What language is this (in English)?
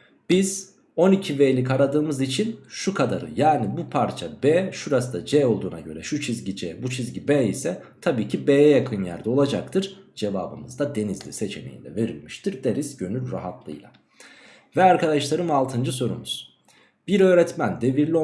Turkish